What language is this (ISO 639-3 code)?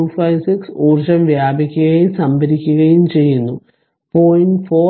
mal